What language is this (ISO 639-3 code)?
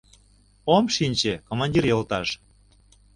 chm